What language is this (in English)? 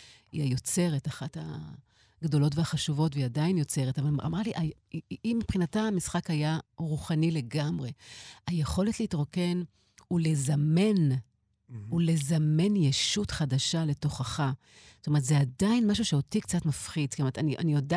Hebrew